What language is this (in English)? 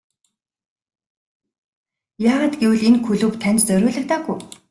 Mongolian